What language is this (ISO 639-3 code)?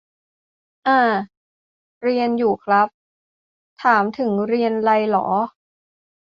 tha